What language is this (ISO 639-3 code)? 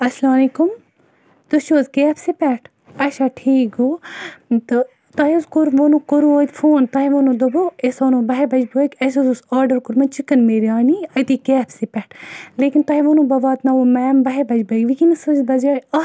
kas